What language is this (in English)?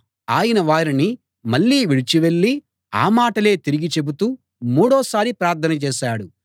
Telugu